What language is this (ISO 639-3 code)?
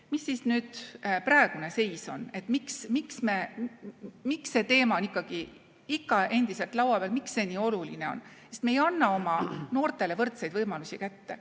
est